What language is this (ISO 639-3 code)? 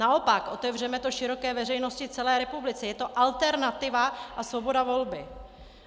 ces